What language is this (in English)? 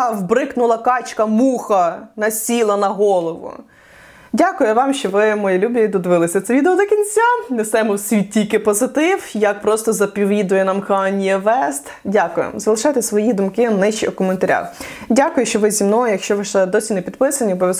Ukrainian